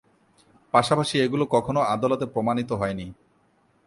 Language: Bangla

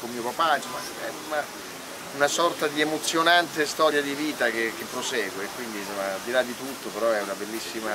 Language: Italian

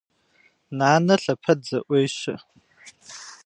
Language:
Kabardian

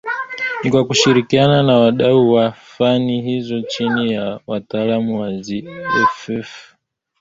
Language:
Swahili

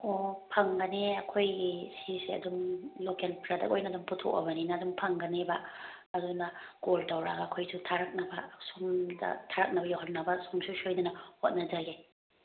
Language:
Manipuri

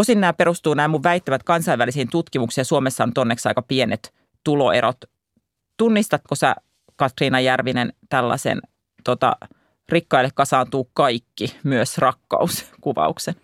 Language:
Finnish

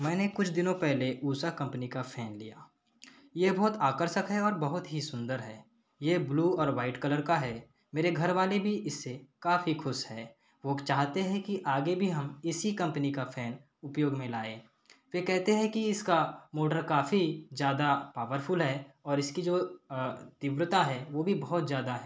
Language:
Hindi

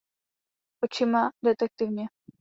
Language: Czech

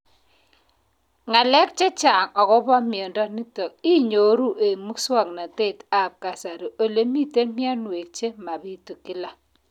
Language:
Kalenjin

